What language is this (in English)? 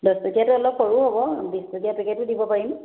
Assamese